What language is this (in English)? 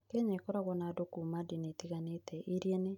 Kikuyu